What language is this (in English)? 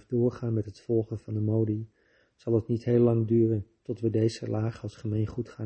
Dutch